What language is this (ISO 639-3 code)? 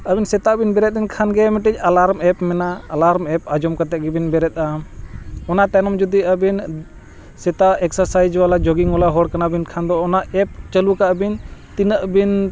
sat